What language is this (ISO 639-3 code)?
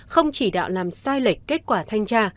vie